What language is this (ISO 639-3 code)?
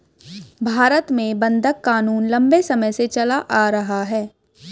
hin